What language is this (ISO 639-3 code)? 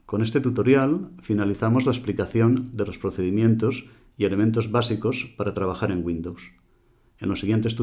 spa